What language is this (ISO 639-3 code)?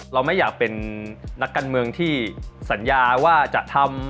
tha